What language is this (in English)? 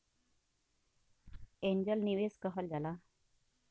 Bhojpuri